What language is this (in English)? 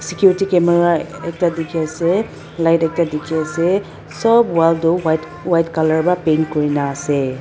Naga Pidgin